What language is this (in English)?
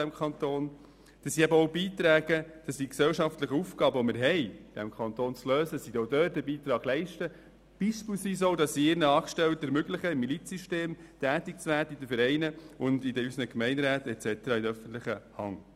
Swiss German